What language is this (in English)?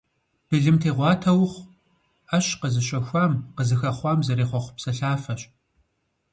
Kabardian